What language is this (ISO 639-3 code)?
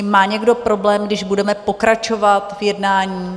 ces